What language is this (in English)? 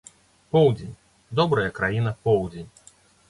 Belarusian